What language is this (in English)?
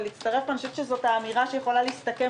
Hebrew